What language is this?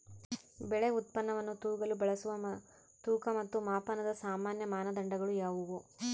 Kannada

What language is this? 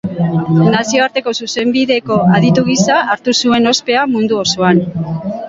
Basque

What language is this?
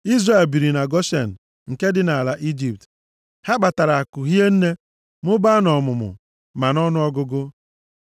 Igbo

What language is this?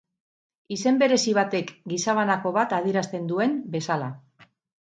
Basque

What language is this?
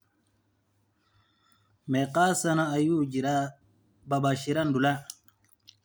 Somali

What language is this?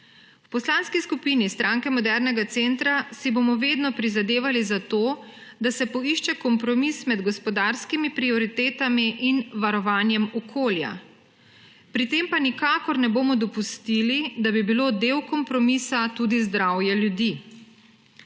Slovenian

